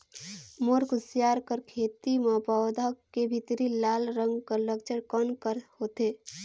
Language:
Chhattisgarhi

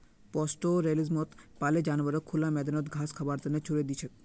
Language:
Magahi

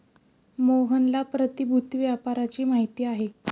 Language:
Marathi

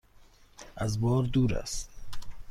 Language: Persian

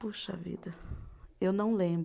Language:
Portuguese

